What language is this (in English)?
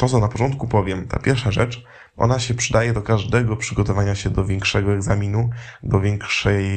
Polish